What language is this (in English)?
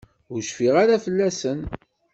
Kabyle